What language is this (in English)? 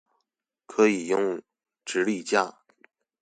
Chinese